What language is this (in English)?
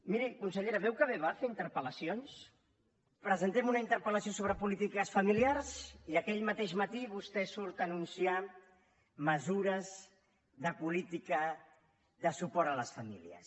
Catalan